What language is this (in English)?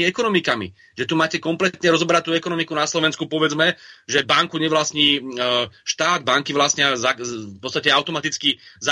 Slovak